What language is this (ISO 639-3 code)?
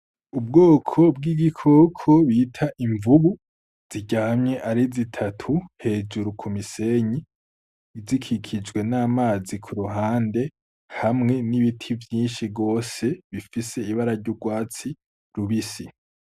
run